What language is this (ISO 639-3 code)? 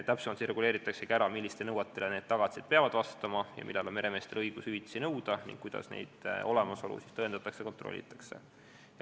est